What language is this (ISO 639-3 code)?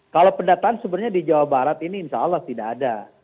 ind